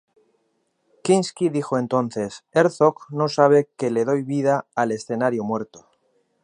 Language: Spanish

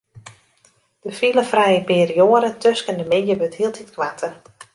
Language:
Western Frisian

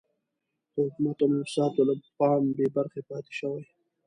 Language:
Pashto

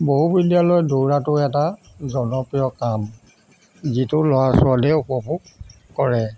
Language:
Assamese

